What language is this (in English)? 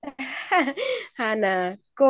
Marathi